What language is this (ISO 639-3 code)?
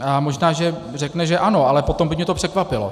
ces